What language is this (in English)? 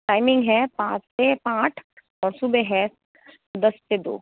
Hindi